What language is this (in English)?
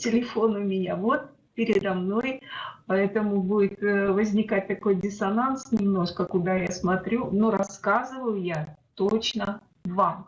Russian